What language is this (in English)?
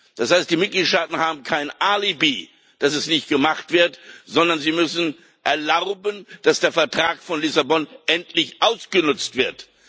German